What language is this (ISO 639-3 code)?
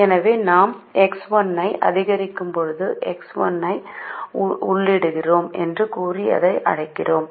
tam